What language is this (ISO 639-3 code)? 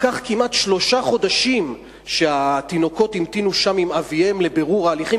heb